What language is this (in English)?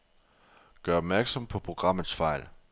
Danish